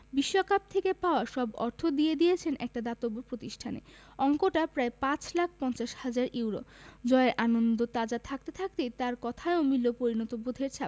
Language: Bangla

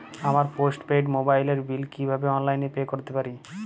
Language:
Bangla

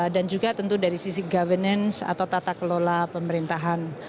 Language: Indonesian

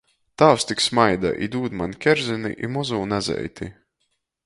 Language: Latgalian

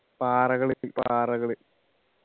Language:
Malayalam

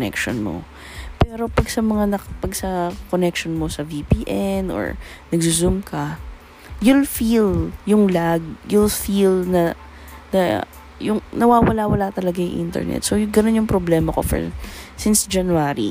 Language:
Filipino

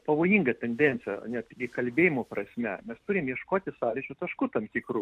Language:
Lithuanian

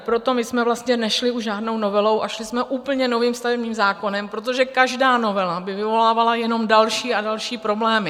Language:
Czech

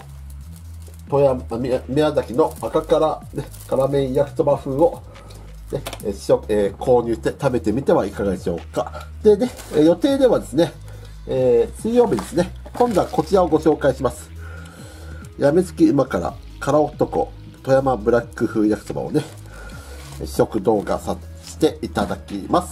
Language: Japanese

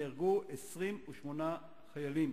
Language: Hebrew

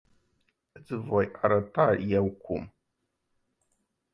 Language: Romanian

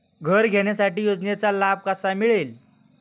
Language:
Marathi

